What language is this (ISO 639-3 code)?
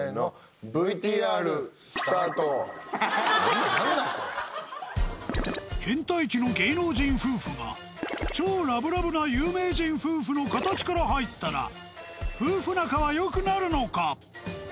jpn